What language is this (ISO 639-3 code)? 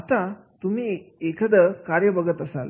mar